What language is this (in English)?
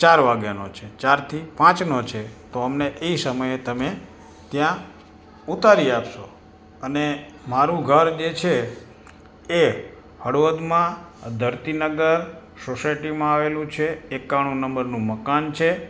Gujarati